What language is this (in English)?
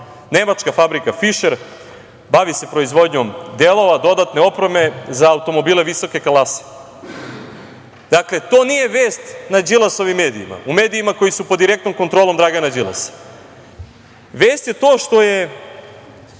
Serbian